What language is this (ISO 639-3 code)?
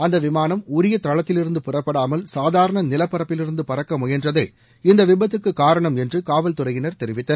tam